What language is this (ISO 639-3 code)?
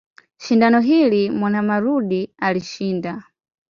swa